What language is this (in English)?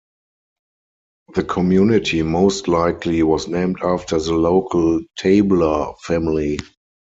English